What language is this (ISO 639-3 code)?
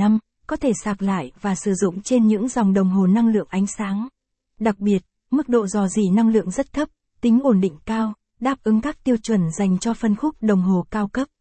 vie